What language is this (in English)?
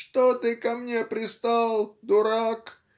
Russian